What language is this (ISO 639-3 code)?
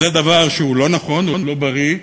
heb